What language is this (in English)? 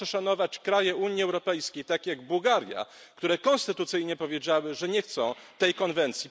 Polish